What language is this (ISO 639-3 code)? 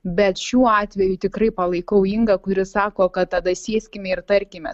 lit